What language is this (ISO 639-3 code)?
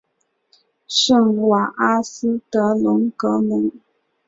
zho